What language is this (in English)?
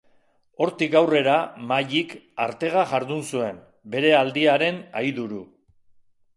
Basque